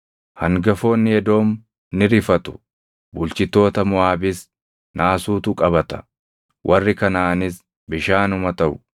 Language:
Oromo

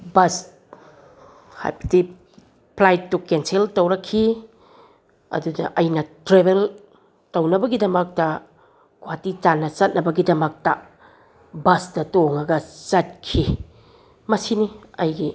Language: Manipuri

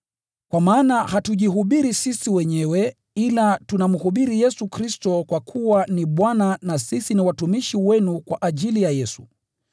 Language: Swahili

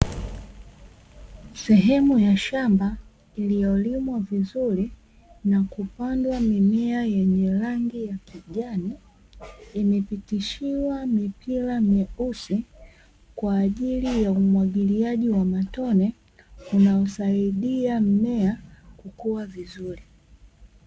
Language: Swahili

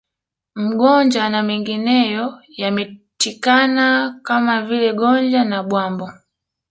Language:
Swahili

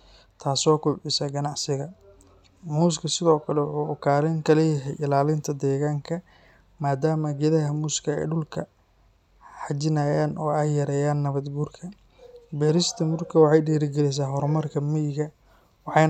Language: Somali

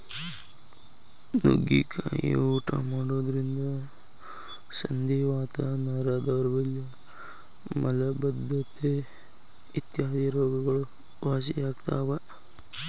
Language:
Kannada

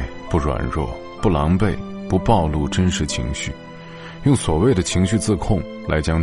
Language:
Chinese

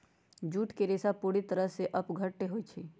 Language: Magahi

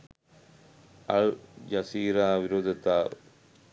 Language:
Sinhala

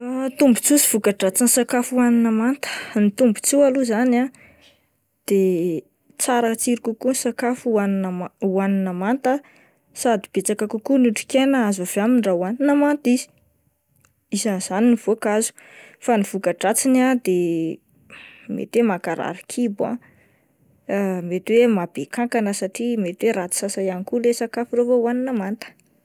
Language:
Malagasy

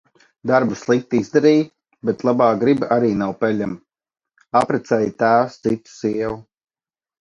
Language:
Latvian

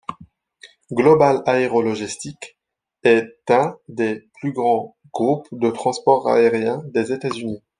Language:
French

